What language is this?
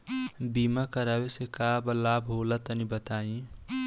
Bhojpuri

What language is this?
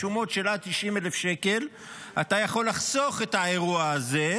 Hebrew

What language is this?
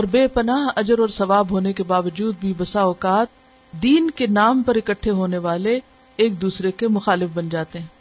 Urdu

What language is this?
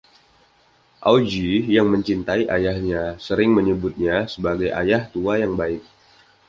Indonesian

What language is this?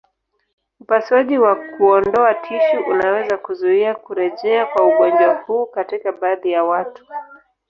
Swahili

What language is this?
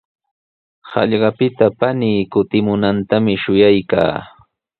Sihuas Ancash Quechua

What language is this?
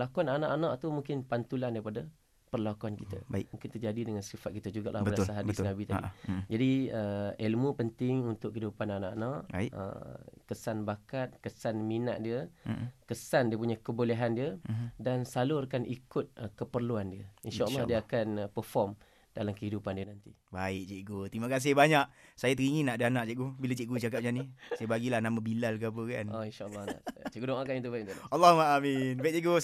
Malay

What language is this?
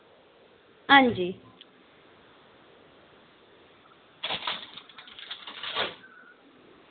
Dogri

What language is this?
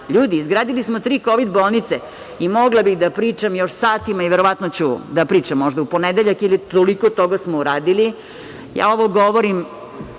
Serbian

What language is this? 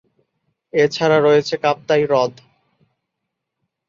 Bangla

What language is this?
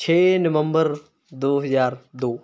Punjabi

